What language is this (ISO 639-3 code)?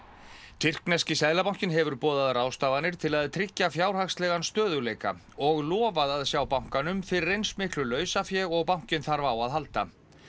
isl